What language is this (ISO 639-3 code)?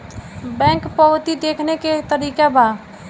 bho